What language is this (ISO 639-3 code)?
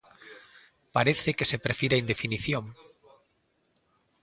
glg